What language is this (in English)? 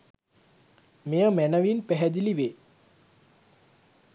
Sinhala